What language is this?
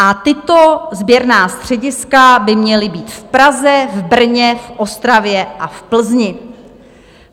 Czech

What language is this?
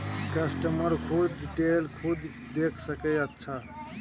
Maithili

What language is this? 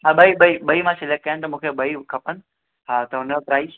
Sindhi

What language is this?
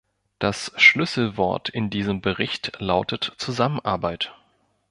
German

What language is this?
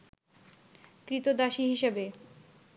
Bangla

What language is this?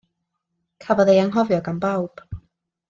Welsh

